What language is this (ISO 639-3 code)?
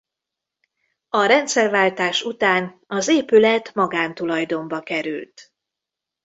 hun